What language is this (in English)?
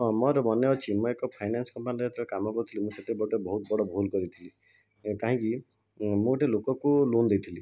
Odia